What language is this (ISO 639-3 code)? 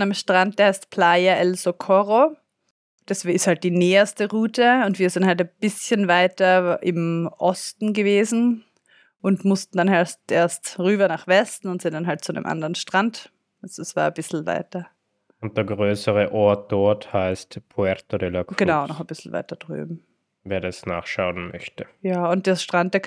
deu